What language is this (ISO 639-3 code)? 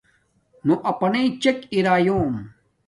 dmk